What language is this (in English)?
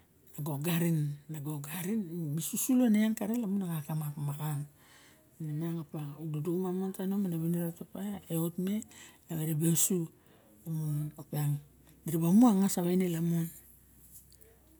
Barok